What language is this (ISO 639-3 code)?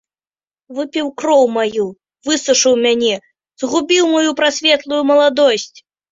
bel